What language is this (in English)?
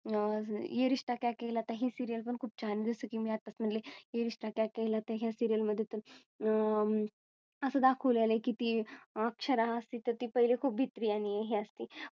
Marathi